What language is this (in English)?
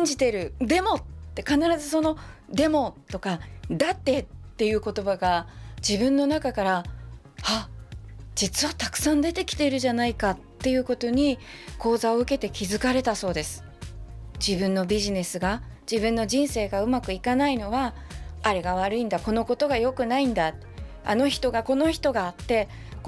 Japanese